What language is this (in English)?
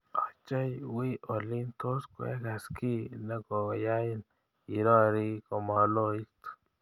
Kalenjin